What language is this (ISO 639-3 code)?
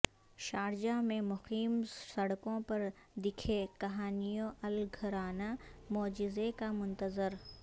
urd